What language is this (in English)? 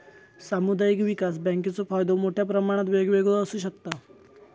Marathi